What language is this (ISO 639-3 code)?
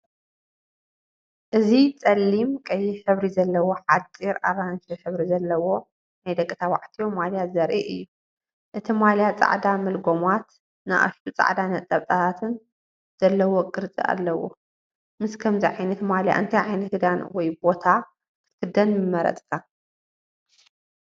tir